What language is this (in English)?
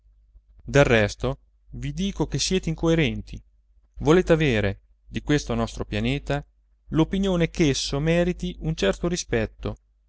Italian